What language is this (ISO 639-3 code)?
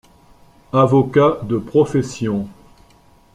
fra